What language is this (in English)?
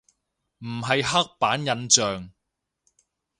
Cantonese